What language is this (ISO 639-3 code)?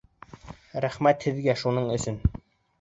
bak